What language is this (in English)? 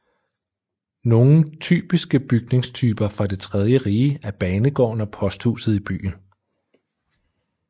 Danish